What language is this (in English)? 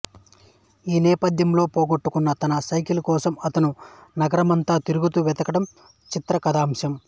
Telugu